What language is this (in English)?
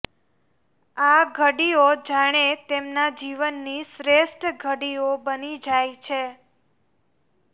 Gujarati